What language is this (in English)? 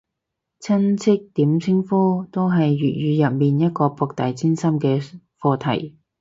Cantonese